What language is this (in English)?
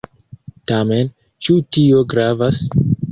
Esperanto